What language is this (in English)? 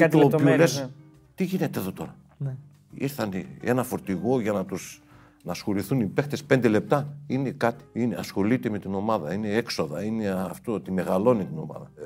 Greek